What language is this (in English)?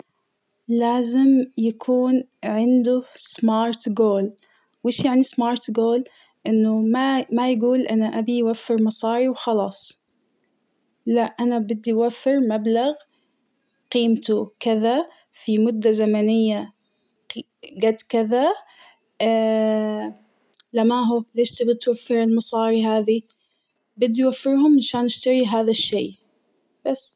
Hijazi Arabic